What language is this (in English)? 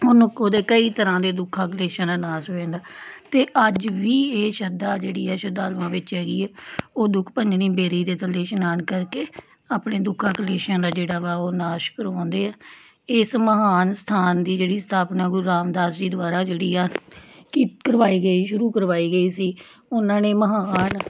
Punjabi